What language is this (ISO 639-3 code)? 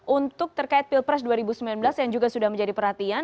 ind